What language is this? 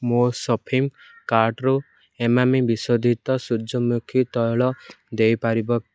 Odia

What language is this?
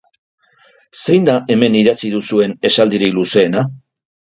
Basque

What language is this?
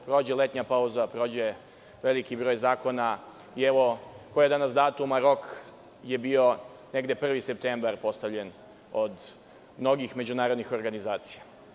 Serbian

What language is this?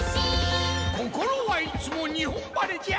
Japanese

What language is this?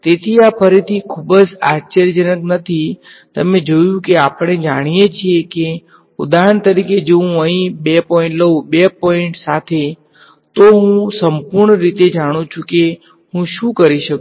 Gujarati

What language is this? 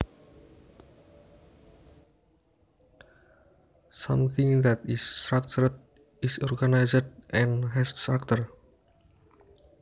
Javanese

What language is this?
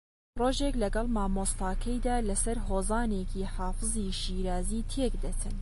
Central Kurdish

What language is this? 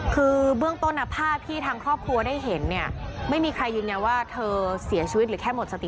Thai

